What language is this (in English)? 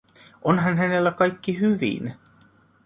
Finnish